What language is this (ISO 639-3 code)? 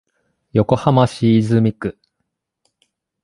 jpn